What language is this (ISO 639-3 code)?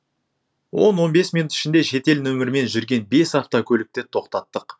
kaz